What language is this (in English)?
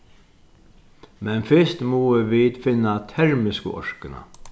Faroese